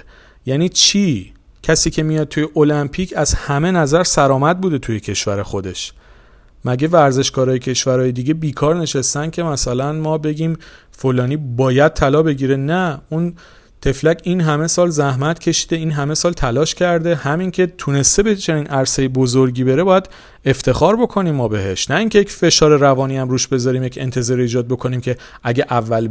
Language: Persian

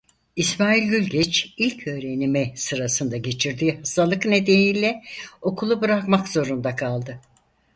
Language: Turkish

